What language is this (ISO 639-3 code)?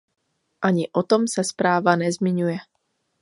ces